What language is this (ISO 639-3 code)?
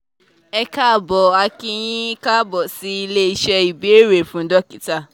yor